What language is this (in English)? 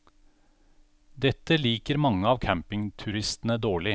Norwegian